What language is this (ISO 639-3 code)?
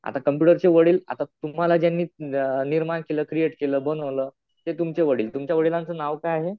mar